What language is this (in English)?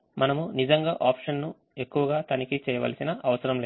Telugu